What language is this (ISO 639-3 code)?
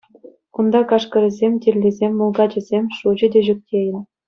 chv